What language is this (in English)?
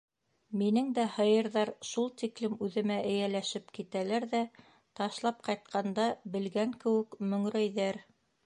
Bashkir